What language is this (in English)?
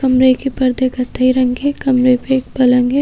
Hindi